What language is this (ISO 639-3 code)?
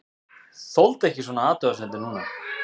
isl